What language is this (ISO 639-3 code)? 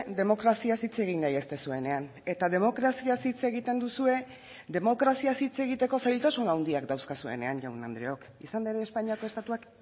eus